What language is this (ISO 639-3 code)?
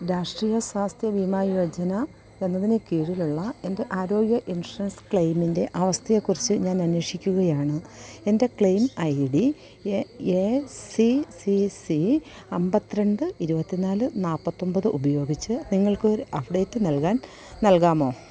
mal